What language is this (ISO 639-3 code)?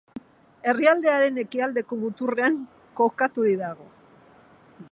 eus